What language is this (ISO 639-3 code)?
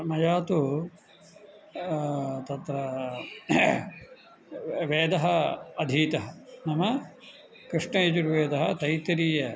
san